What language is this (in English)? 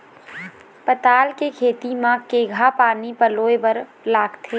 Chhattisgarhi